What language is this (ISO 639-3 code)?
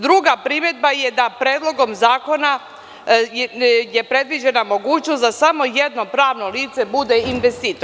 srp